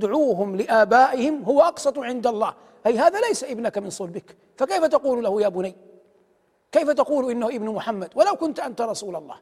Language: Arabic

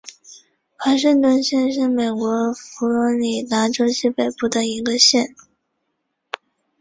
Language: Chinese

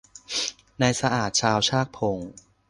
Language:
Thai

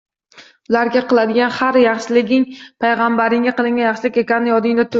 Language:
Uzbek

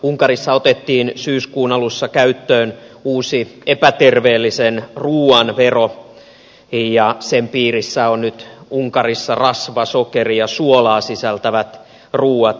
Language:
Finnish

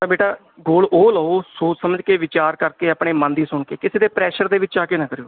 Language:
Punjabi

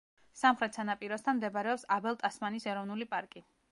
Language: Georgian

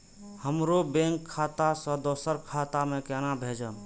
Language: Maithili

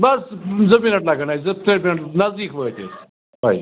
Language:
Kashmiri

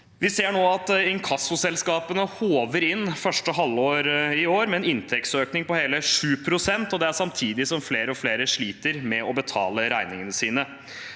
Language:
Norwegian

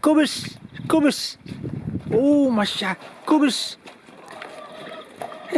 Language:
Dutch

